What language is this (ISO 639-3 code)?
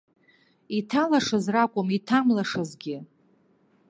abk